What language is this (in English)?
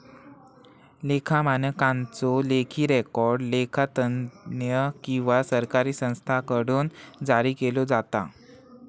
Marathi